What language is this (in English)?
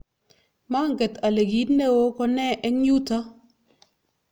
Kalenjin